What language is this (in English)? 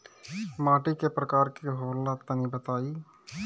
Bhojpuri